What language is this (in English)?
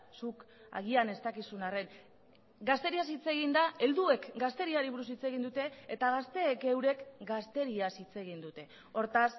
Basque